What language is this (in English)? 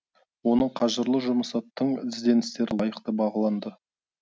Kazakh